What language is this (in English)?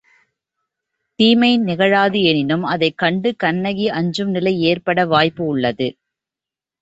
Tamil